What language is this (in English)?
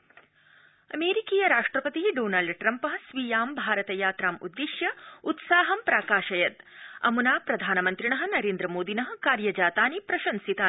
Sanskrit